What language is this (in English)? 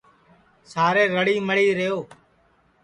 Sansi